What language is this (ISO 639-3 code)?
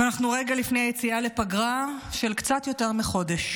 heb